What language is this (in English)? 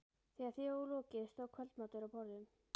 Icelandic